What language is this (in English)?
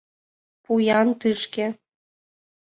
Mari